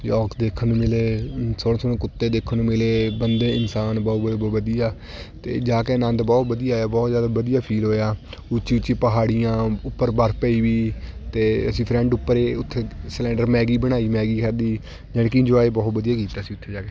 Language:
Punjabi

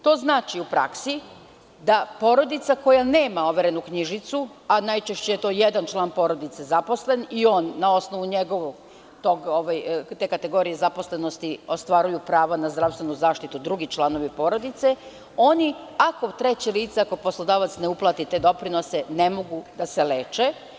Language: Serbian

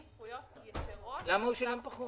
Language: Hebrew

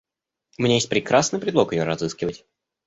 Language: Russian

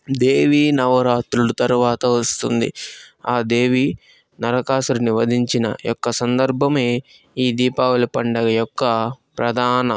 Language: Telugu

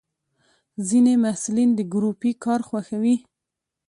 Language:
Pashto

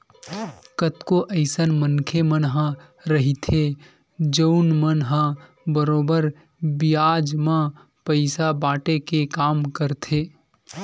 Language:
Chhattisgarhi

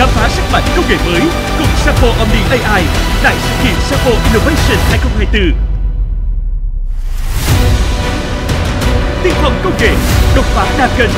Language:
Vietnamese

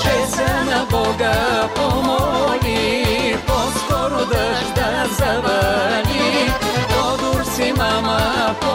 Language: Bulgarian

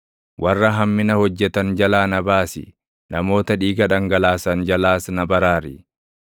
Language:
Oromo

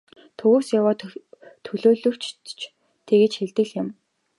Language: Mongolian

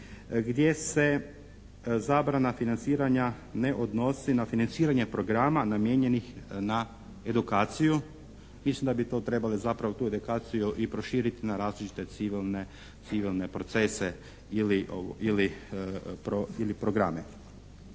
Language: Croatian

